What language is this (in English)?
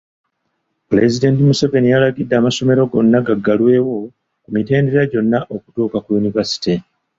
Ganda